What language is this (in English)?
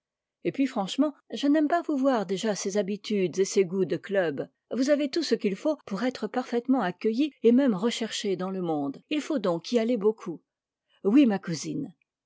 French